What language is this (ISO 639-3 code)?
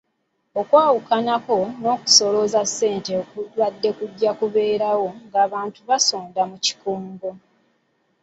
lug